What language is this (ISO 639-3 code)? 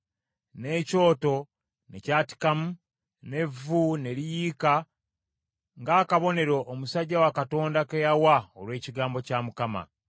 lug